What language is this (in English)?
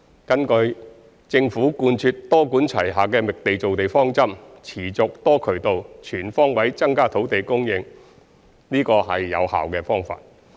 Cantonese